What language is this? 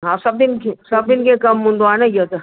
Sindhi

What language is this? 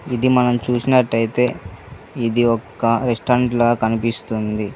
Telugu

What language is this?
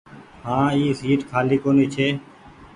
Goaria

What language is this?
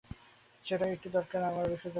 Bangla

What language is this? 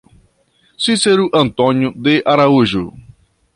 Portuguese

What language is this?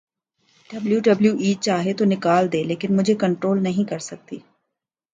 Urdu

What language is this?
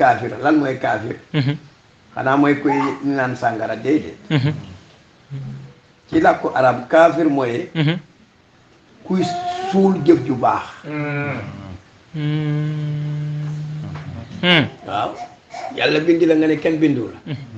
Arabic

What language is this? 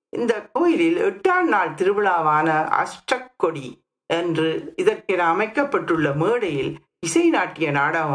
Tamil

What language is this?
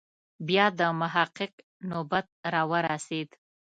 Pashto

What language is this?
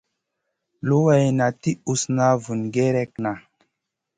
Masana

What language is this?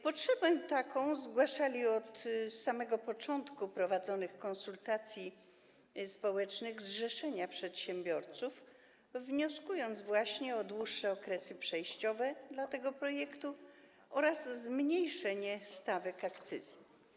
Polish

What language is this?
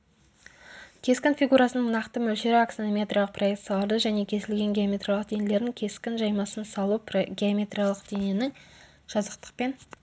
Kazakh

